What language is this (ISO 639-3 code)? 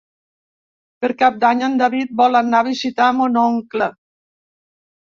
cat